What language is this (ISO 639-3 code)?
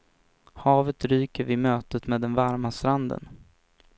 swe